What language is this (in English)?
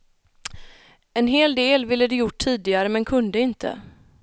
Swedish